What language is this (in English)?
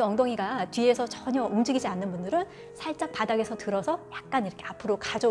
Korean